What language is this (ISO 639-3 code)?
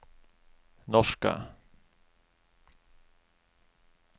nor